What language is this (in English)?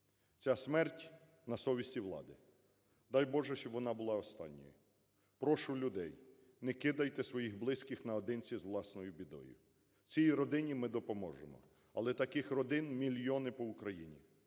Ukrainian